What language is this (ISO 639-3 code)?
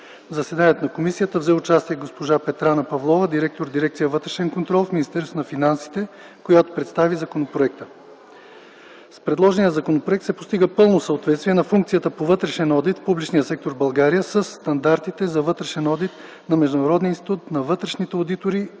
bul